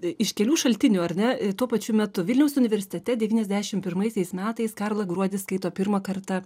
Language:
Lithuanian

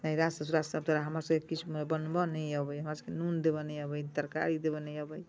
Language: Maithili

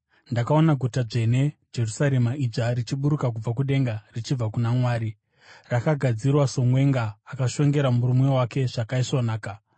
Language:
Shona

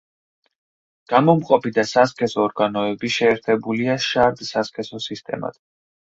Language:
Georgian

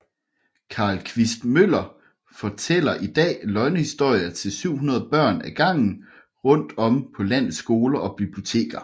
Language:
Danish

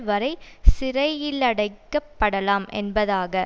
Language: Tamil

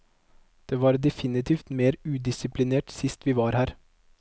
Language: Norwegian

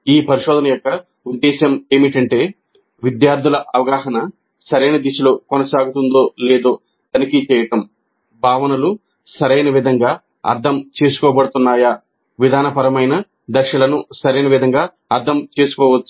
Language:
Telugu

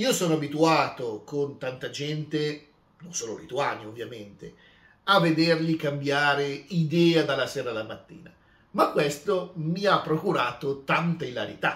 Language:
Italian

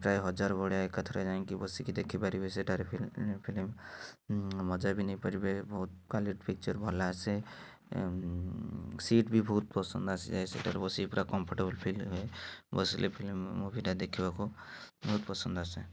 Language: Odia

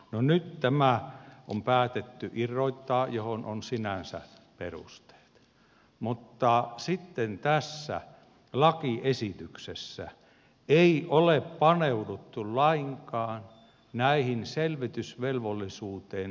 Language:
Finnish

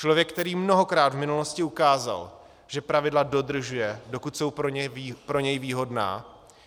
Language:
Czech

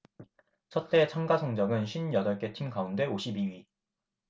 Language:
Korean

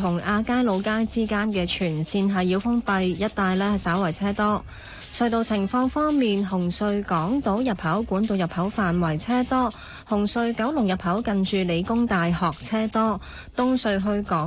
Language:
Chinese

